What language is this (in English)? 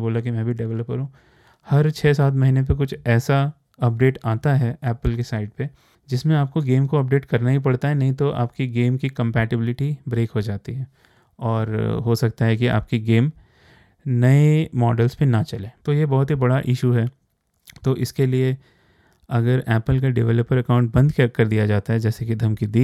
Hindi